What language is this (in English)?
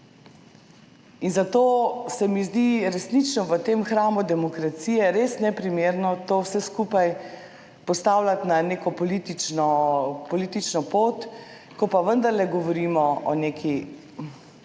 Slovenian